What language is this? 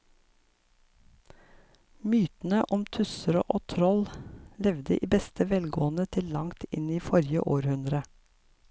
Norwegian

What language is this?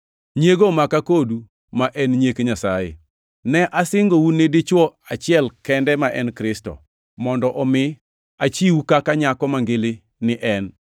Luo (Kenya and Tanzania)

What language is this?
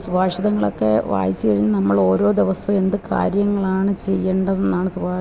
Malayalam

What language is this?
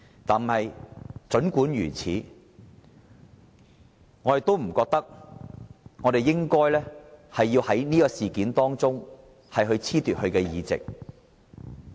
Cantonese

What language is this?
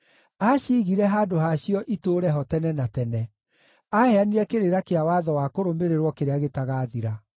Kikuyu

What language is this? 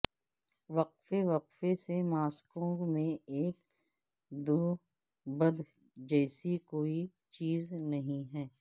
Urdu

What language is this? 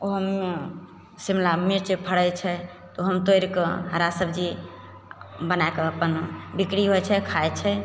Maithili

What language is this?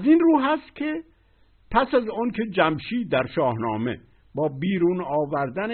Persian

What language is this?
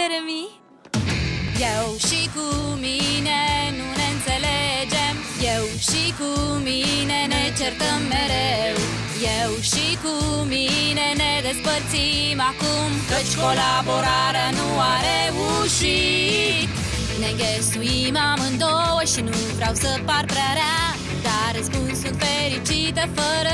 Romanian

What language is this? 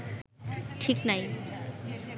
Bangla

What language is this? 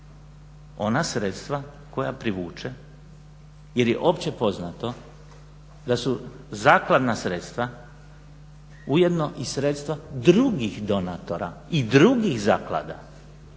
Croatian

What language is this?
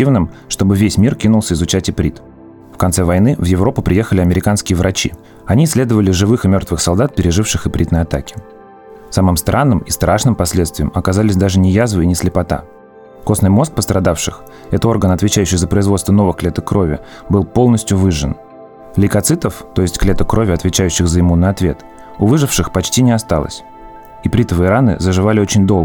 Russian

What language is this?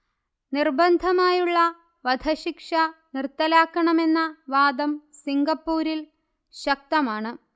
Malayalam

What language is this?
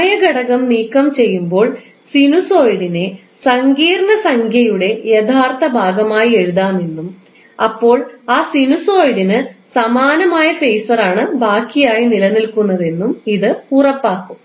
Malayalam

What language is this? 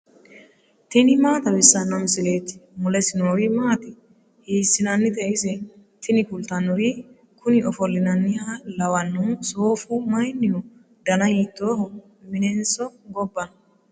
Sidamo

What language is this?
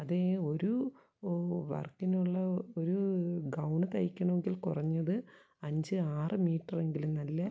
Malayalam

